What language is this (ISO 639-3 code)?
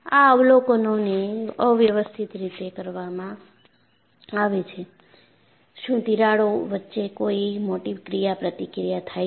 guj